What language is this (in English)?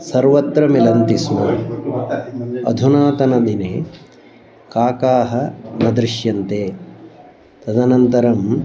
Sanskrit